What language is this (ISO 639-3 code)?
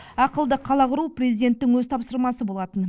kaz